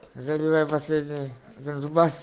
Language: Russian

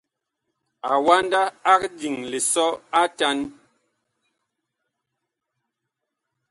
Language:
Bakoko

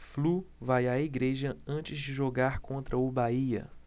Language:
Portuguese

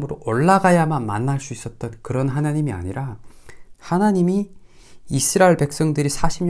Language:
Korean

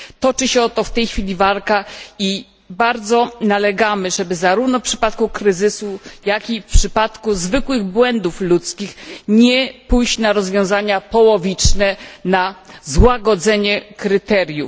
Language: Polish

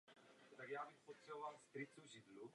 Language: Czech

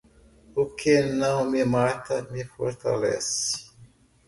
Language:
Portuguese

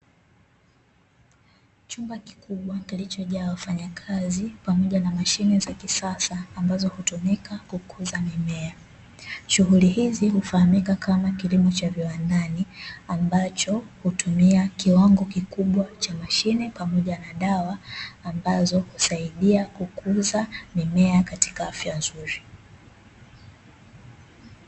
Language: Swahili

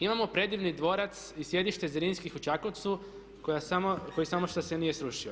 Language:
Croatian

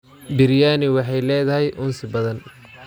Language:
Somali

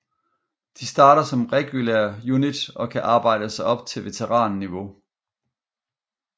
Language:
Danish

